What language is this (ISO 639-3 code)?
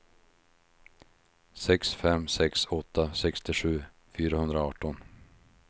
swe